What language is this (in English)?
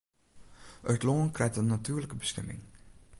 Western Frisian